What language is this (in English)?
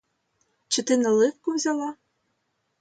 Ukrainian